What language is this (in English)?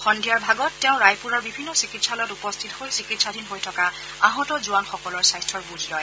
Assamese